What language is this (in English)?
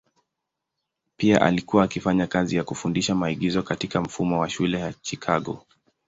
Swahili